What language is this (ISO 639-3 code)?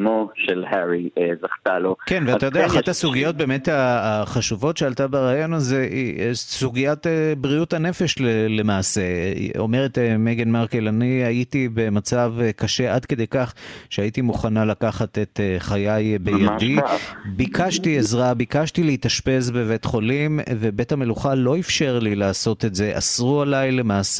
heb